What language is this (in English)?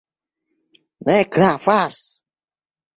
Esperanto